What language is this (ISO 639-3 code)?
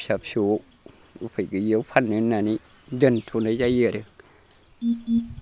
brx